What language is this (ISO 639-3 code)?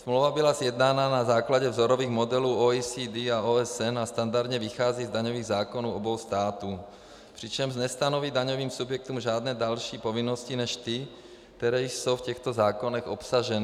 ces